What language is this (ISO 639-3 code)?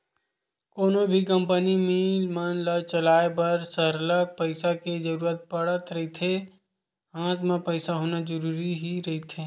hne